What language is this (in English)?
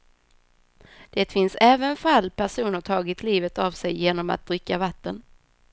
Swedish